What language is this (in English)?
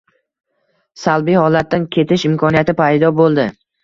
Uzbek